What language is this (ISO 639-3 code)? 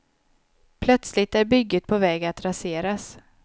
swe